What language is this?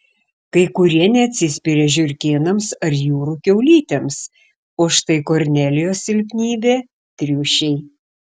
Lithuanian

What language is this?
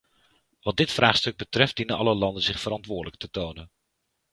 Dutch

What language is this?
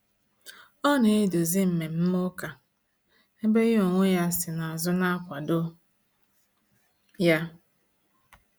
Igbo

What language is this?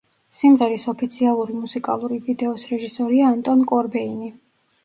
Georgian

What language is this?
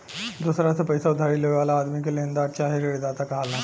Bhojpuri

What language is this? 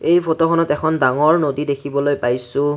Assamese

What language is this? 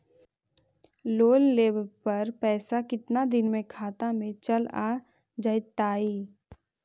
Magahi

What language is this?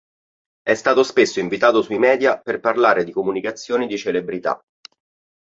Italian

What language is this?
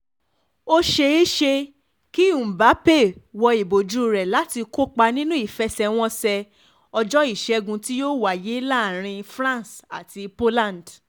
Yoruba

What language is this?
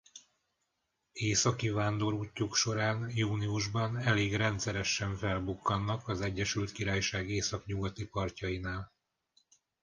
Hungarian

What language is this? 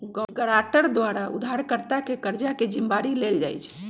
Magahi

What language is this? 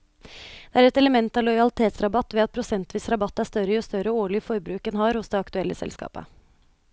Norwegian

